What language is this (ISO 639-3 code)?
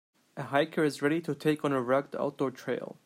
eng